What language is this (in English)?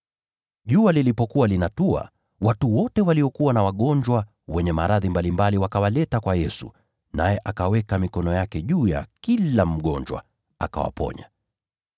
Swahili